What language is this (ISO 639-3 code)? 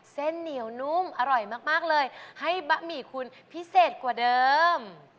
tha